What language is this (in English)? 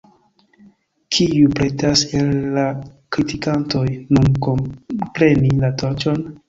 Esperanto